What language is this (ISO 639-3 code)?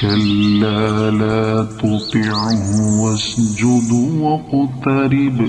ara